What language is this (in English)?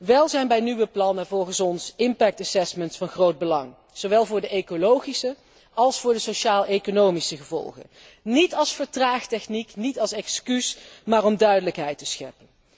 Dutch